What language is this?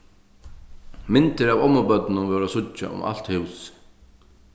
Faroese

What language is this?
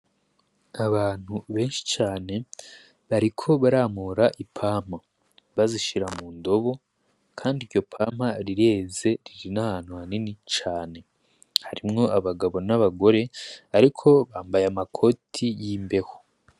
Rundi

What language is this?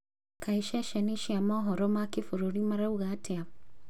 Kikuyu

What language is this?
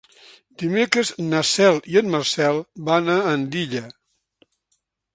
Catalan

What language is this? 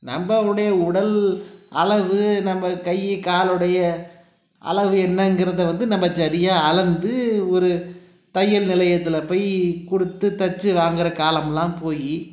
Tamil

